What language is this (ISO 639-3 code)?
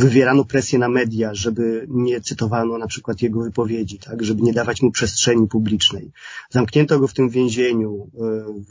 pol